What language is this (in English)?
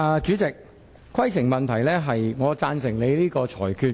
Cantonese